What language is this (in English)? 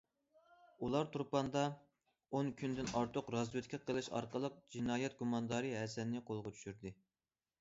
Uyghur